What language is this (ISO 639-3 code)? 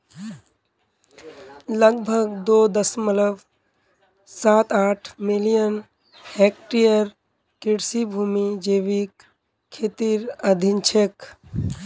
mag